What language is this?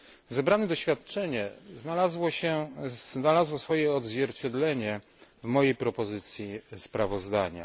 Polish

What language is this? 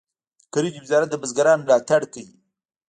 Pashto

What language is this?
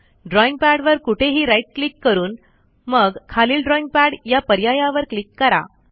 Marathi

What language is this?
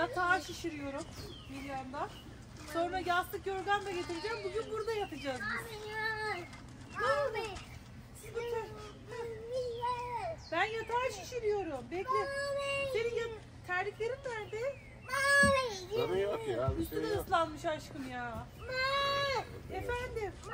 Turkish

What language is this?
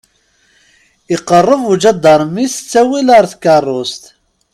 Kabyle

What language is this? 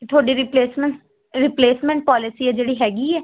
Punjabi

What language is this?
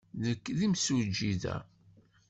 Kabyle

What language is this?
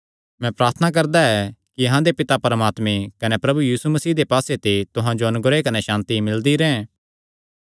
Kangri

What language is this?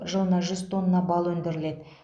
Kazakh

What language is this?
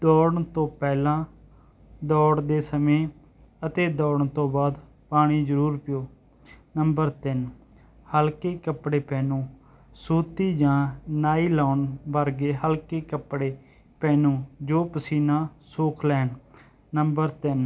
Punjabi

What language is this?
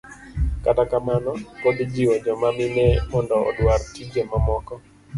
Luo (Kenya and Tanzania)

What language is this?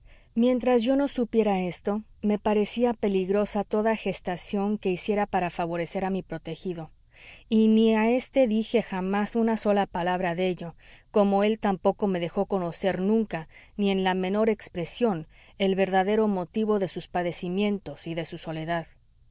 Spanish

